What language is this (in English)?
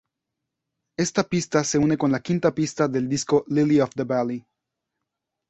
Spanish